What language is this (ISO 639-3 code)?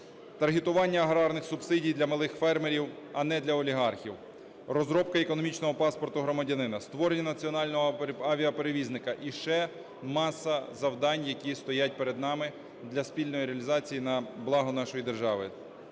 ukr